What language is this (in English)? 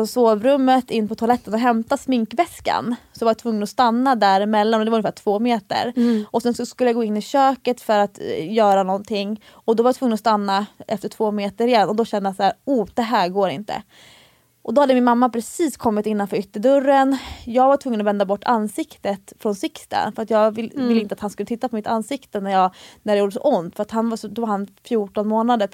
Swedish